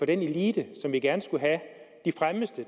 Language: Danish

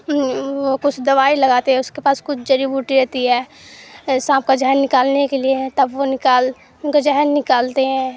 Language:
Urdu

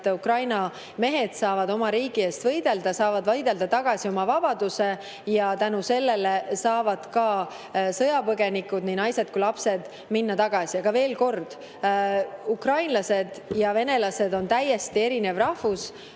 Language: Estonian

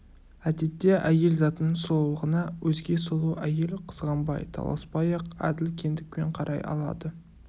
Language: Kazakh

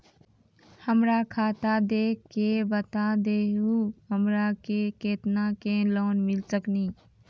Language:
Maithili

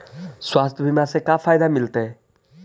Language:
Magahi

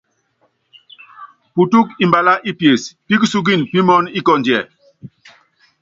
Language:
Yangben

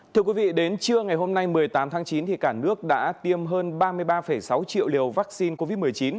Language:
Vietnamese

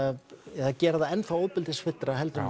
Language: Icelandic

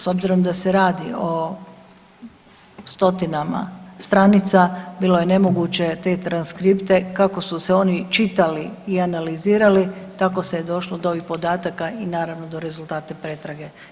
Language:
Croatian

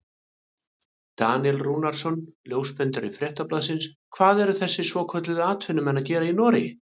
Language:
Icelandic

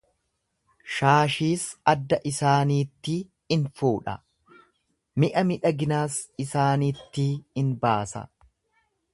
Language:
Oromo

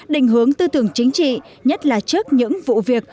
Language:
Vietnamese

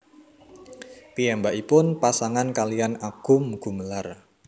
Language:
Javanese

